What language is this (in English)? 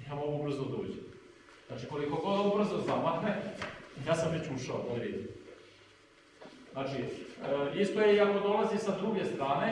Serbian